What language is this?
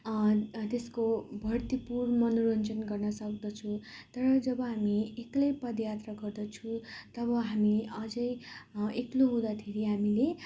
Nepali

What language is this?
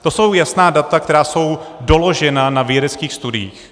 Czech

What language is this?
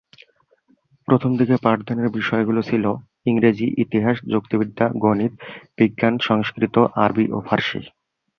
Bangla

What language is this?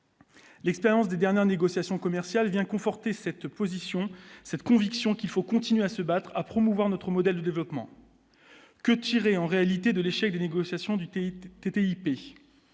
French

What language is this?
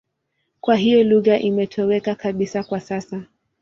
Swahili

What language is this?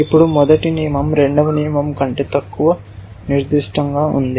Telugu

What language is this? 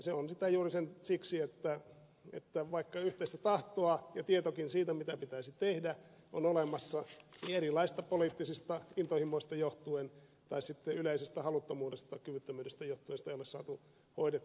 Finnish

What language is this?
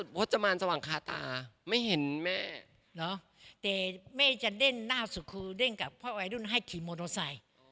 Thai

